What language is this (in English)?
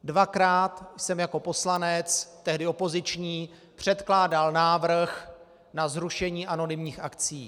Czech